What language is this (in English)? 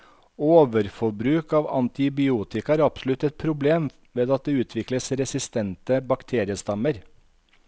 Norwegian